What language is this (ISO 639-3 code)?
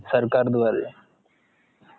mar